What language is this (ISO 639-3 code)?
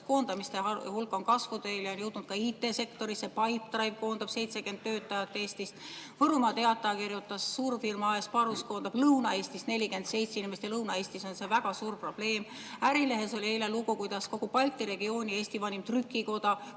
est